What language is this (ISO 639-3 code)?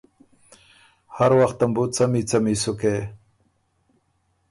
oru